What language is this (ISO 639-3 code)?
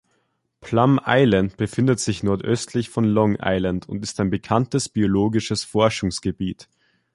deu